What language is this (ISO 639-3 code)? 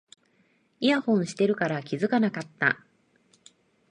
jpn